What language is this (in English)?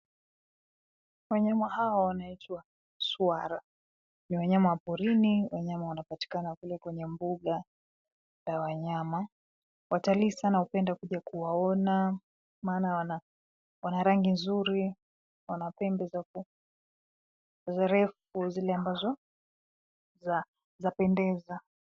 Swahili